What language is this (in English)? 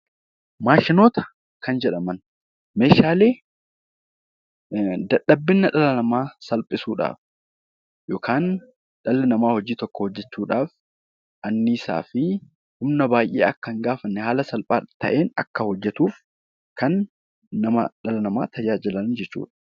Oromo